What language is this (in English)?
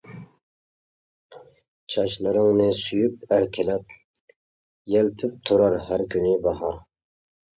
Uyghur